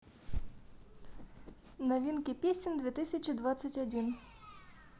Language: Russian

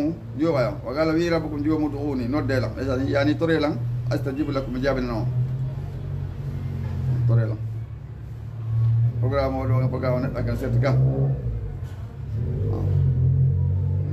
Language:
Arabic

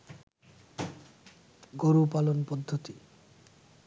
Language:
Bangla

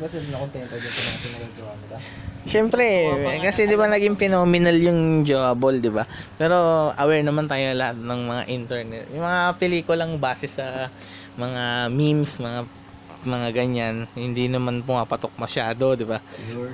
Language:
Filipino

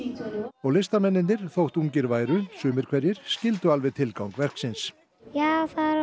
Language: Icelandic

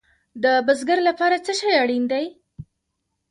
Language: Pashto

